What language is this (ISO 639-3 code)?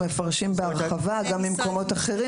heb